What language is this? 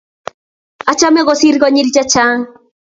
Kalenjin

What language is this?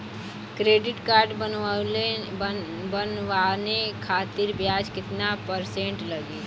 Bhojpuri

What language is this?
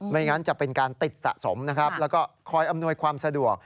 Thai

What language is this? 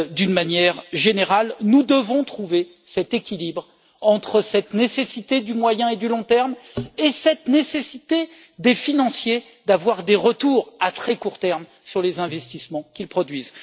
French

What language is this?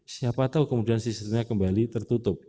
Indonesian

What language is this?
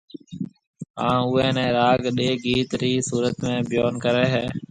Marwari (Pakistan)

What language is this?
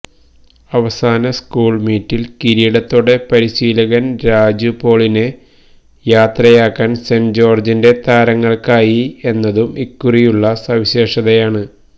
Malayalam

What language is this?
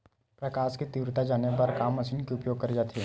Chhattisgarhi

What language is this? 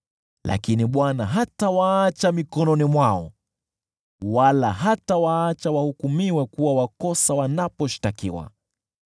Swahili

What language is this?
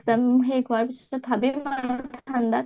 Assamese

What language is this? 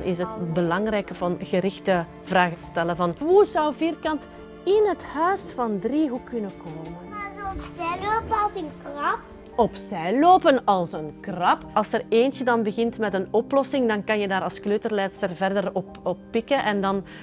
Dutch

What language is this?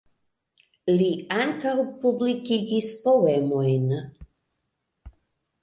Esperanto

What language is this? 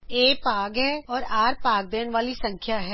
Punjabi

